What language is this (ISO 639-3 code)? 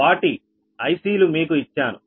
tel